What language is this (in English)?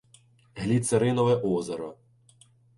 Ukrainian